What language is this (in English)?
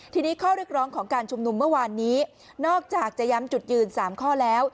Thai